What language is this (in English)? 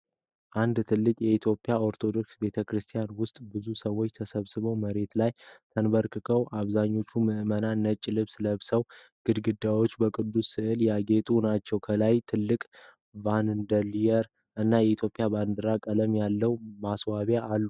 Amharic